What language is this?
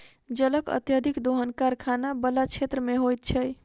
Maithili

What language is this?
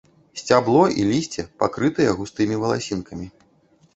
Belarusian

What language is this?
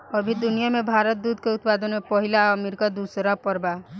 Bhojpuri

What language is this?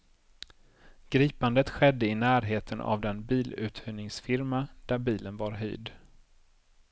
Swedish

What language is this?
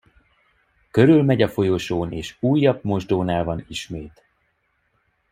Hungarian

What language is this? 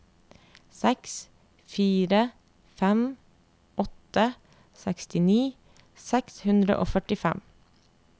Norwegian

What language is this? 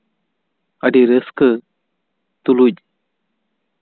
Santali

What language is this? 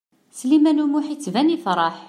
Kabyle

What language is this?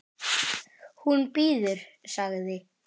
Icelandic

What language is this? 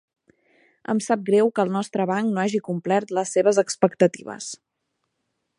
Catalan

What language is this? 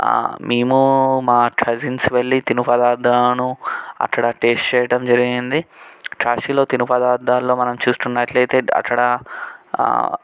Telugu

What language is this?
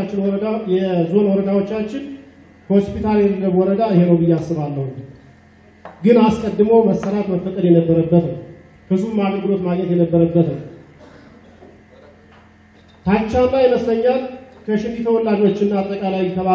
Turkish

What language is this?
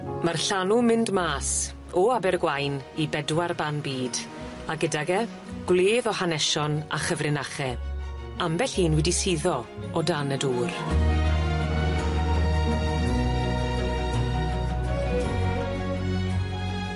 Welsh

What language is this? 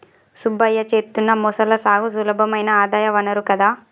Telugu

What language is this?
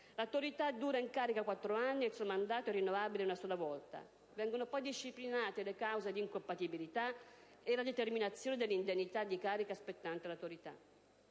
Italian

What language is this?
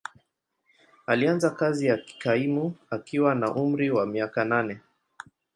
Swahili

